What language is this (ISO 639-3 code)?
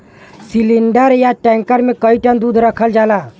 bho